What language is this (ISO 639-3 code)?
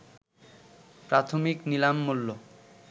ben